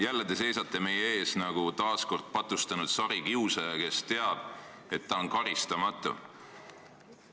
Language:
Estonian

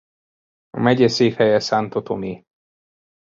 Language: Hungarian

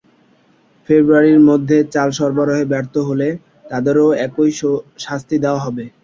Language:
Bangla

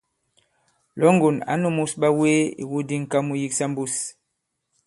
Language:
Bankon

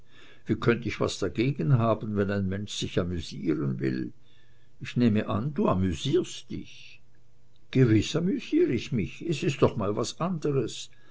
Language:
German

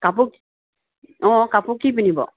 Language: Assamese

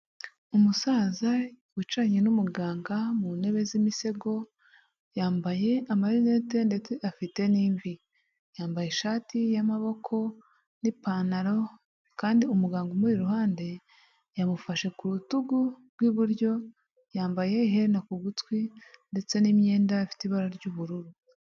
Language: Kinyarwanda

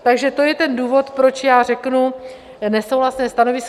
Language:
Czech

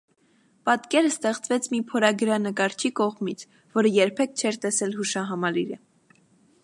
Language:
Armenian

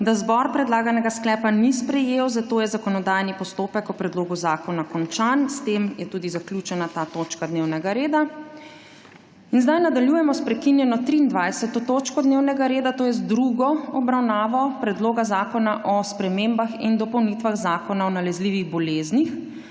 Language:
Slovenian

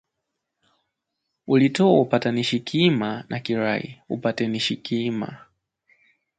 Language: Swahili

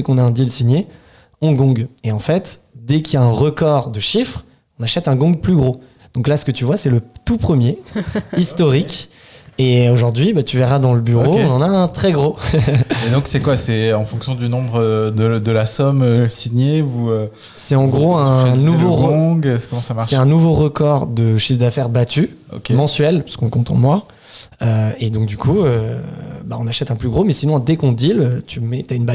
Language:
French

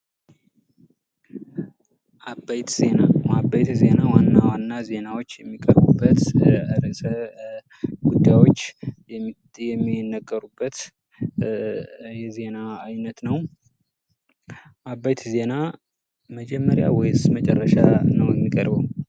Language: Amharic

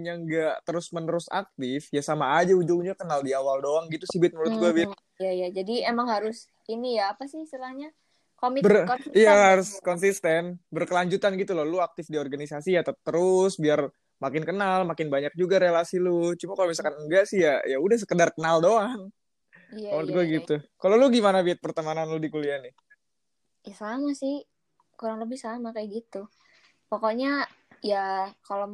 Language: Indonesian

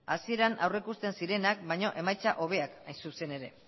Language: Basque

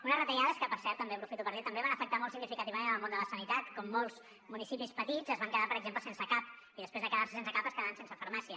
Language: Catalan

